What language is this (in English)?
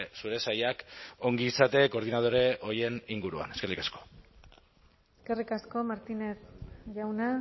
Basque